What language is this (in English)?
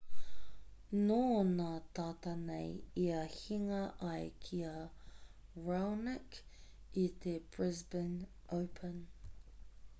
Māori